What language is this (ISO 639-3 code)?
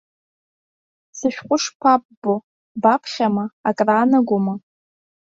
abk